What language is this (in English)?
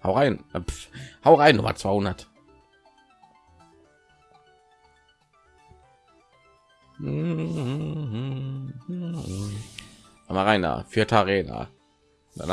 German